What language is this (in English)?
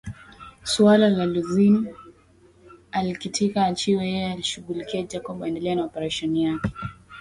Swahili